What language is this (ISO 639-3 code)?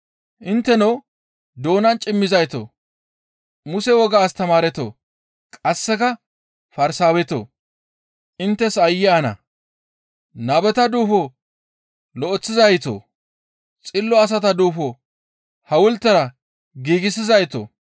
gmv